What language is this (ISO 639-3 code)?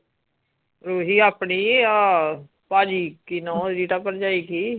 pan